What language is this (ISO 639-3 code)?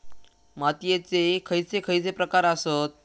mar